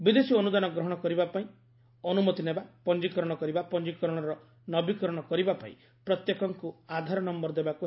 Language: Odia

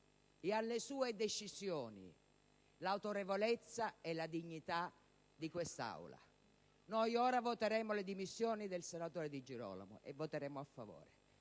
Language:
Italian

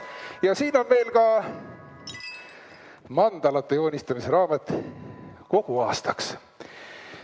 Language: Estonian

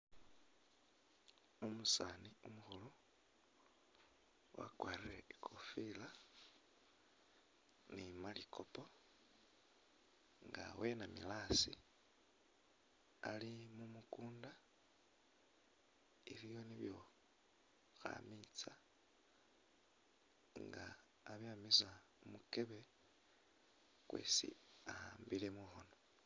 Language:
Masaaba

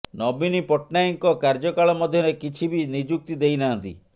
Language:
Odia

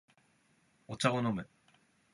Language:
Japanese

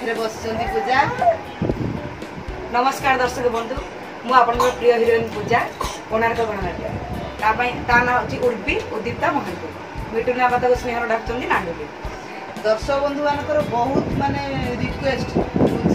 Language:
Indonesian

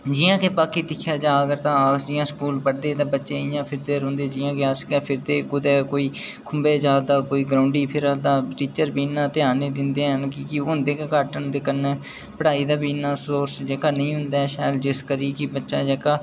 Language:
Dogri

